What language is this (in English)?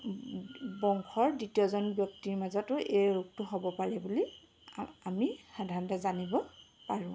Assamese